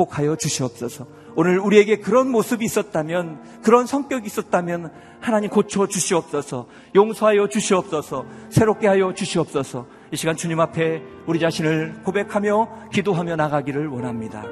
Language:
Korean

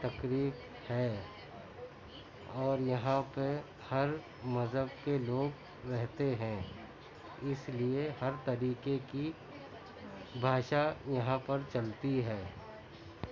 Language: Urdu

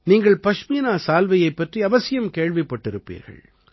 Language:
Tamil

